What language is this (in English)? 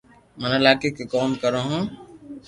Loarki